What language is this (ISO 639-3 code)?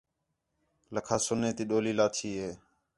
xhe